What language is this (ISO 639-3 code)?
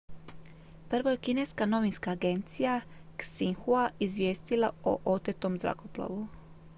hrv